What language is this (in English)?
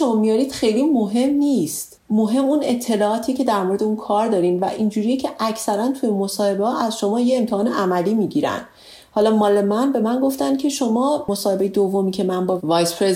Persian